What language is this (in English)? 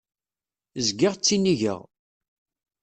Kabyle